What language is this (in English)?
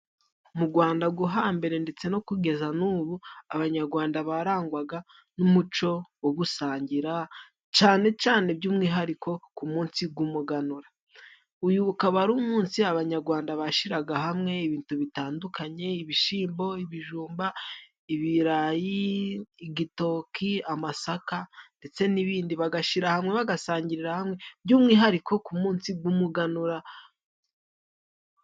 Kinyarwanda